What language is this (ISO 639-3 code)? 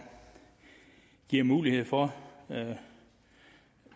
dan